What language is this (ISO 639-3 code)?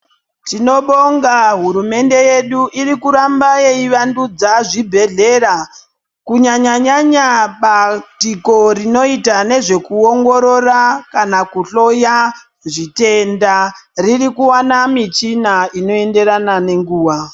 ndc